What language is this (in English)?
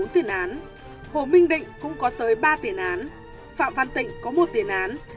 Vietnamese